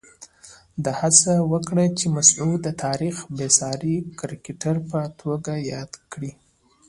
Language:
Pashto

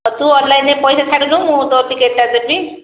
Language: Odia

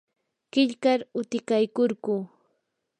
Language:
Yanahuanca Pasco Quechua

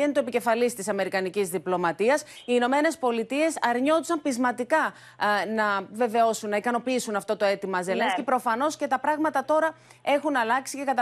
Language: Greek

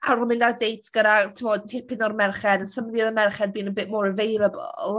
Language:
Welsh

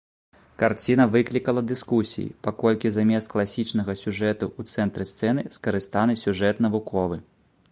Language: Belarusian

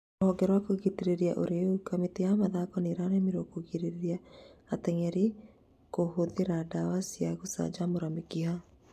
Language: Kikuyu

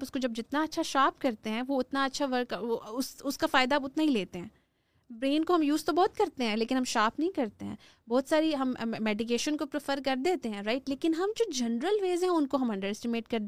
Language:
Urdu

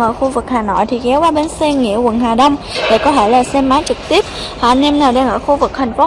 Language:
Vietnamese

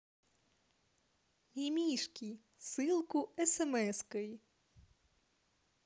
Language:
Russian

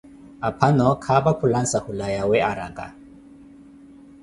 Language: Koti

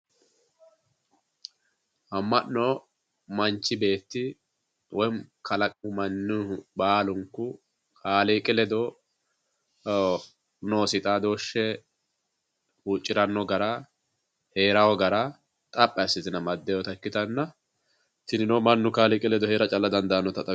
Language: Sidamo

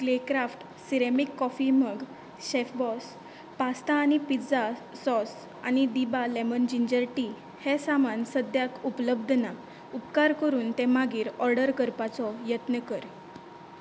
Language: Konkani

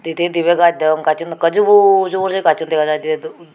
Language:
Chakma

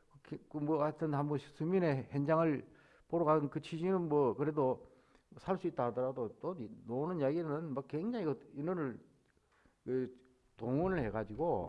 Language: Korean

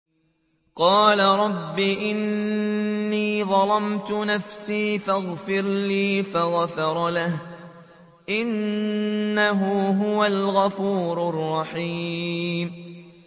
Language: Arabic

